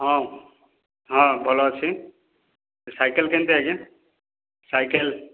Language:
Odia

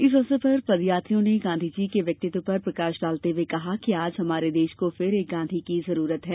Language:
Hindi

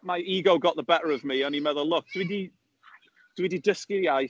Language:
Welsh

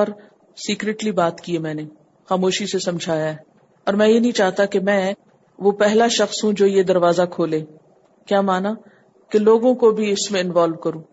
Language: Urdu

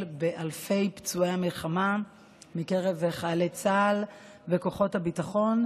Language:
Hebrew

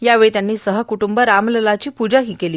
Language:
Marathi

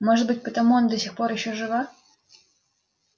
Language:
Russian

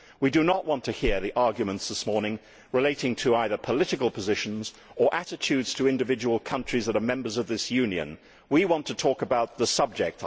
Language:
English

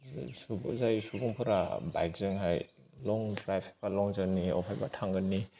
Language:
Bodo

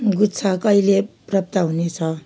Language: Nepali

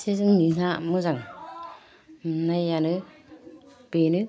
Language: Bodo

